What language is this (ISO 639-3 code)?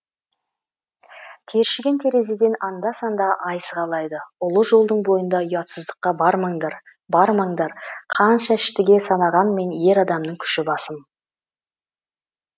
kaz